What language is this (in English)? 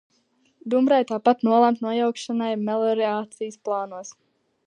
Latvian